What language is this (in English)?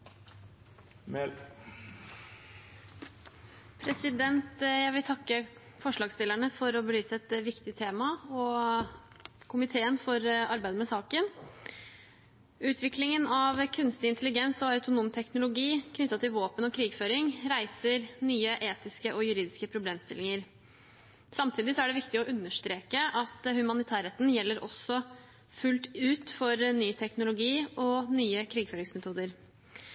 Norwegian